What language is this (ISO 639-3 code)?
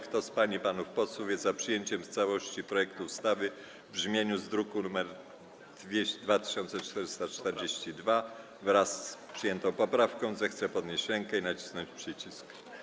pol